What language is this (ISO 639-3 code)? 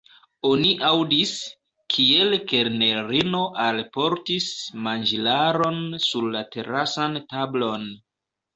epo